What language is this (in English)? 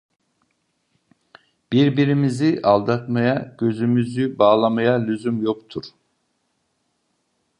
Turkish